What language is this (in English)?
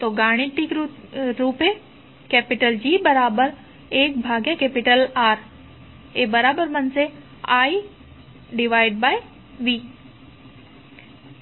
Gujarati